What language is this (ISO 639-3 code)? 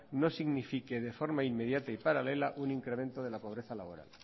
spa